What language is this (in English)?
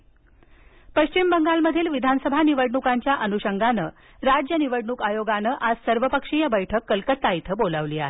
Marathi